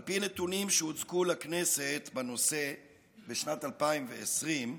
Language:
Hebrew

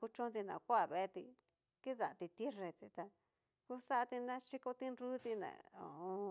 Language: Cacaloxtepec Mixtec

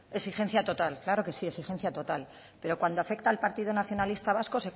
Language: Spanish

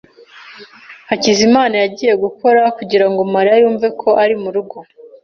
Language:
Kinyarwanda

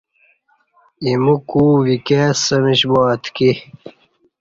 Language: Kati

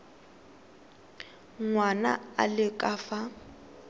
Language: Tswana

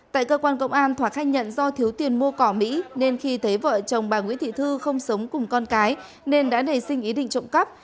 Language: Vietnamese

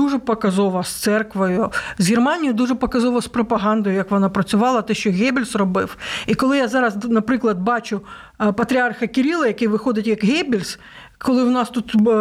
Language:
Ukrainian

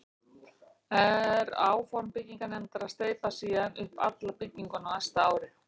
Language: Icelandic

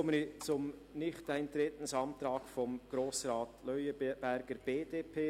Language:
Swiss German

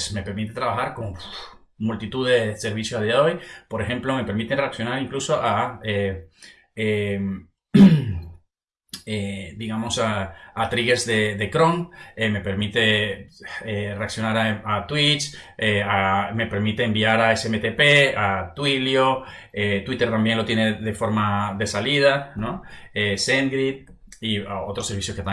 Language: Spanish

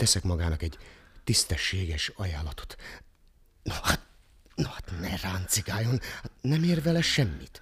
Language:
Hungarian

